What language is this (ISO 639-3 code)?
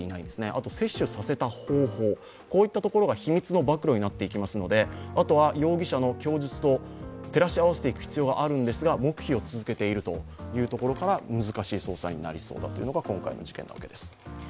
jpn